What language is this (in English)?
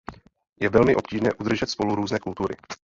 Czech